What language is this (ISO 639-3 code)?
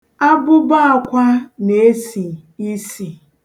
ibo